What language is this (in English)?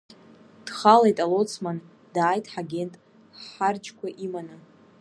Abkhazian